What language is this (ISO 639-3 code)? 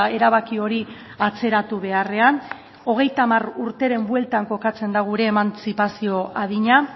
eus